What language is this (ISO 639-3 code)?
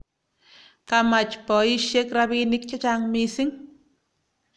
kln